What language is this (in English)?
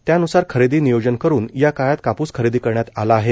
Marathi